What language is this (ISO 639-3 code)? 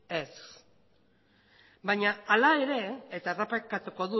eus